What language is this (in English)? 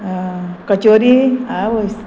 Konkani